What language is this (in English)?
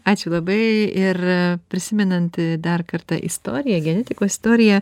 Lithuanian